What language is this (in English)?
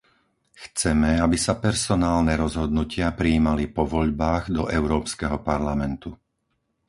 Slovak